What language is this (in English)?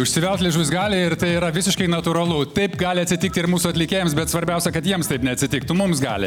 Lithuanian